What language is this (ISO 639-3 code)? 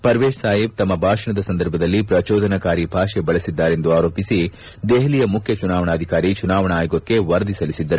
kan